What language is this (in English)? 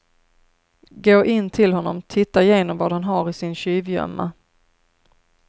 Swedish